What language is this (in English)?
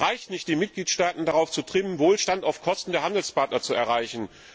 German